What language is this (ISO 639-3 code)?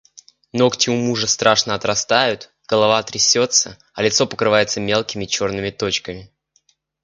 rus